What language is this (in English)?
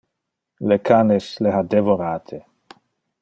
Interlingua